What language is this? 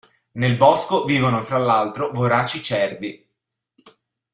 Italian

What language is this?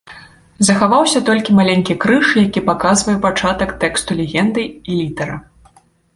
Belarusian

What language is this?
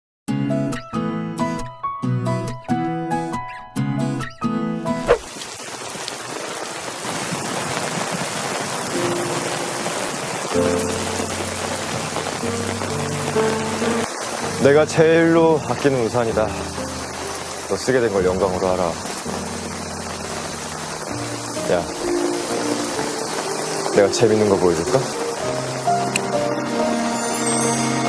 Korean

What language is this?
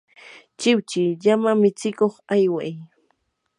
Yanahuanca Pasco Quechua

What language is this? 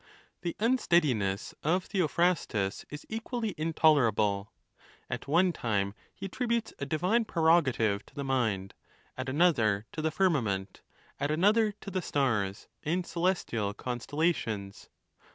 English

